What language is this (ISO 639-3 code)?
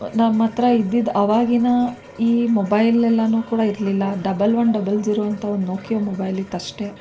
kan